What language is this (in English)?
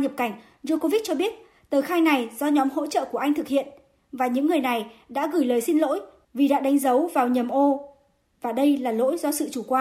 Vietnamese